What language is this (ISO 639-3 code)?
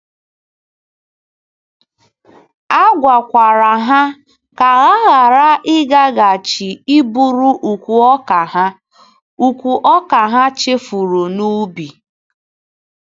ibo